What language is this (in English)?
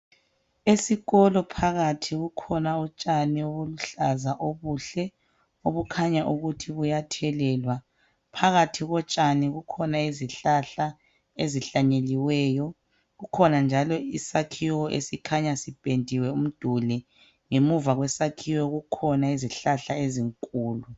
North Ndebele